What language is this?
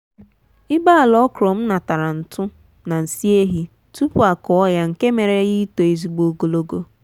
Igbo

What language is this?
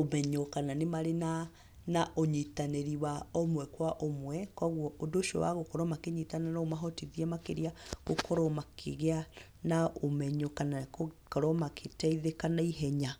Kikuyu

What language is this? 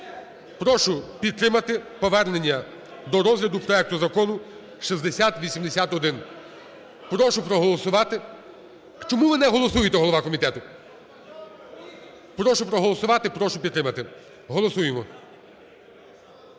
Ukrainian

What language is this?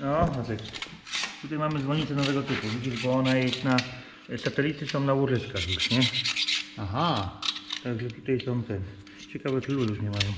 Polish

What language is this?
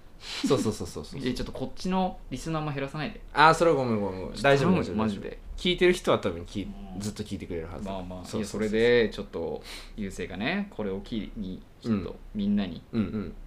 Japanese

